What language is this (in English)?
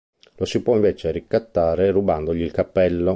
Italian